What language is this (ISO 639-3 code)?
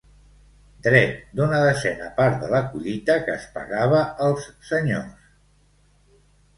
cat